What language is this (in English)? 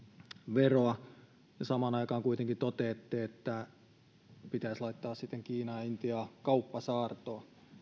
Finnish